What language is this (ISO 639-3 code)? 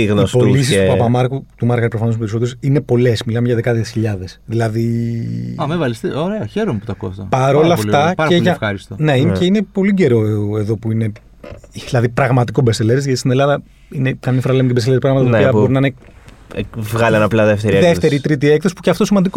ell